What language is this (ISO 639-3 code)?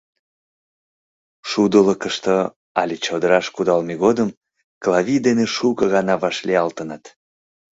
chm